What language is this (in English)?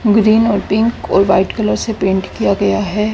Hindi